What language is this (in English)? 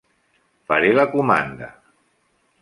Catalan